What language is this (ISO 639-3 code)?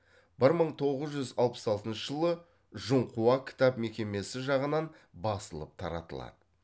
kaz